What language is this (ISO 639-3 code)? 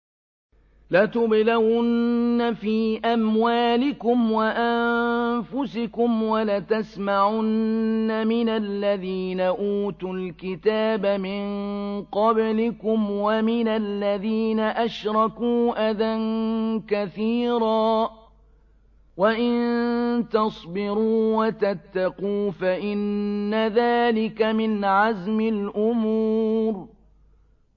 ara